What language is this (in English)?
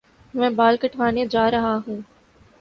Urdu